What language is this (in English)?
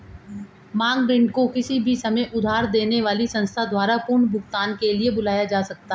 Hindi